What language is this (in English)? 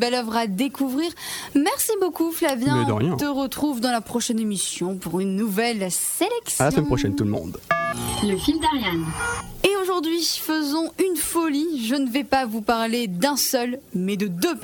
French